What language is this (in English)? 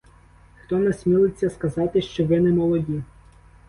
Ukrainian